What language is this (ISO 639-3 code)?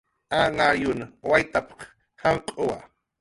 jqr